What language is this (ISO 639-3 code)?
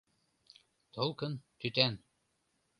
chm